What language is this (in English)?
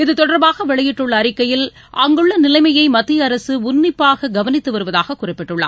Tamil